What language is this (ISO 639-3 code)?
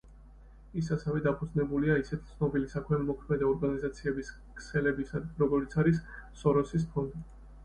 kat